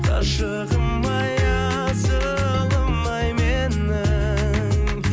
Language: Kazakh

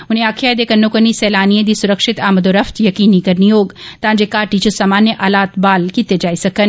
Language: Dogri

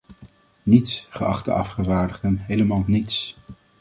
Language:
Dutch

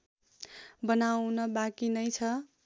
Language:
Nepali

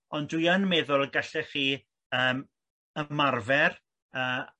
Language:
Welsh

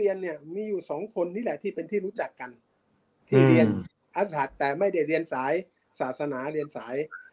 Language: Thai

